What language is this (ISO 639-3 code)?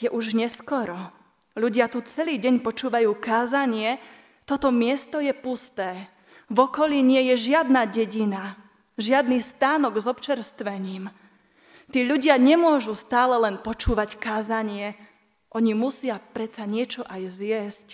slk